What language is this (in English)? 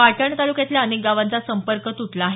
Marathi